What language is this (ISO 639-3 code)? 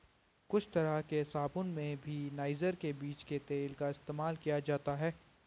hin